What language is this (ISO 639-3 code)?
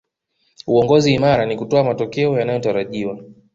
swa